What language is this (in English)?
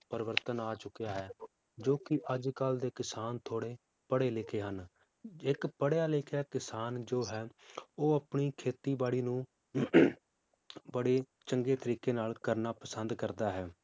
Punjabi